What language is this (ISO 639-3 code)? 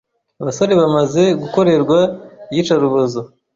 kin